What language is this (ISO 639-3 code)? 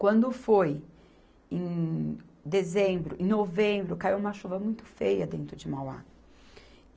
por